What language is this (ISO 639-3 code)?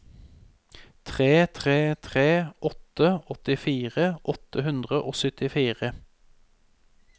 nor